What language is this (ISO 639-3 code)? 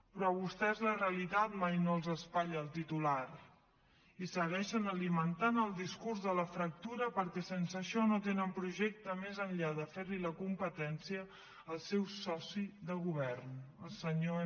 cat